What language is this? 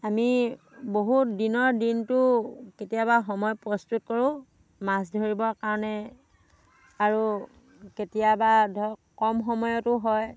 Assamese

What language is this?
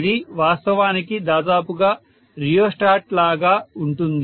Telugu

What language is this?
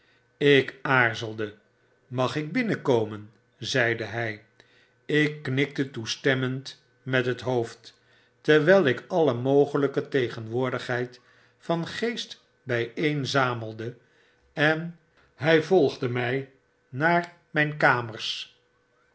Dutch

